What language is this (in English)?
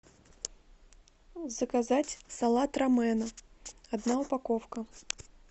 Russian